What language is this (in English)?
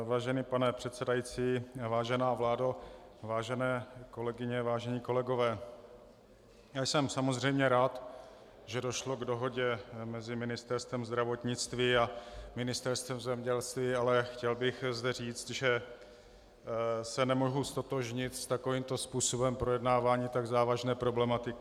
Czech